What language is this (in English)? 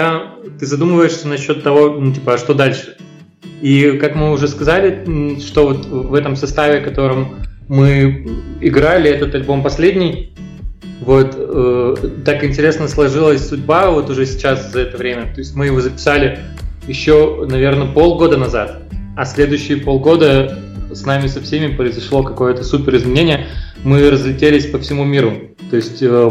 Russian